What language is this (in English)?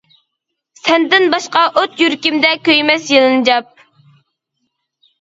Uyghur